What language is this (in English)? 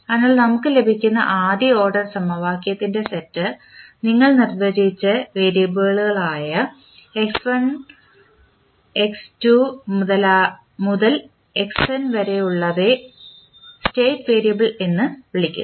Malayalam